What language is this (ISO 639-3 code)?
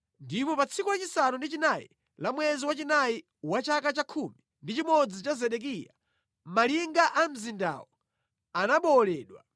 nya